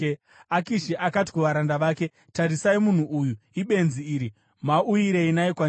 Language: Shona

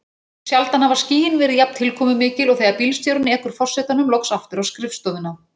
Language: Icelandic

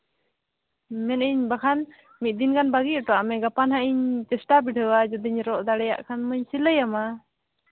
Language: Santali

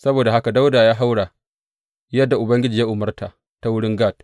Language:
Hausa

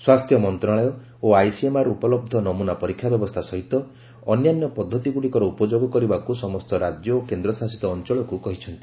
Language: Odia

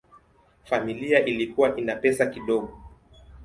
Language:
Swahili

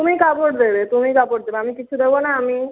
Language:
Bangla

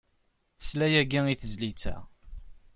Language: Kabyle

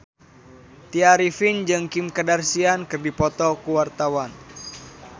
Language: Sundanese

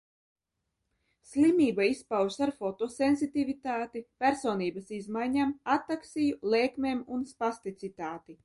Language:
Latvian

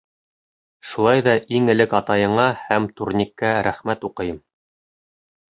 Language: Bashkir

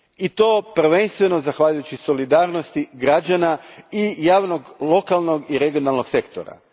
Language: Croatian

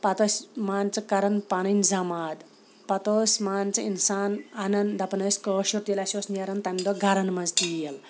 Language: Kashmiri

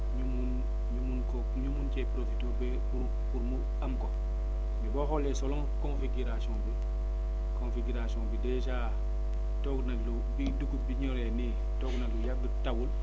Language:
Wolof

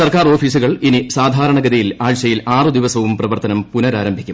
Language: Malayalam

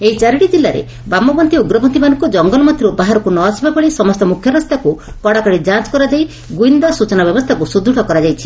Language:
Odia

